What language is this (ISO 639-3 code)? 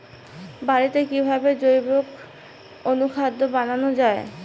ben